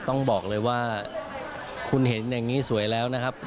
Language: Thai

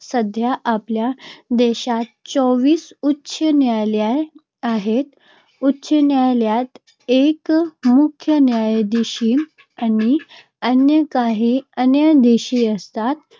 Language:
Marathi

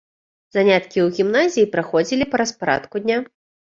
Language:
Belarusian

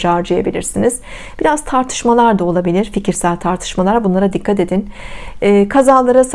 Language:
Turkish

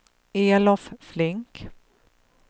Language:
Swedish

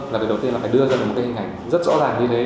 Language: Vietnamese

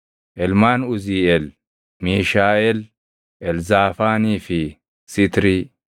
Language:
Oromo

